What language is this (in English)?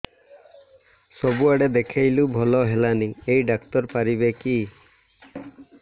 Odia